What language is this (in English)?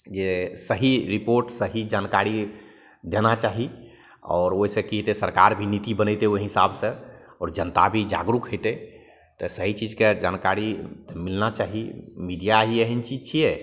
Maithili